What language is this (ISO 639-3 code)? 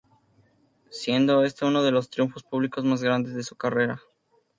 spa